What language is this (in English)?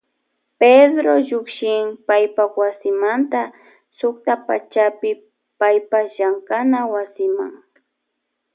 Loja Highland Quichua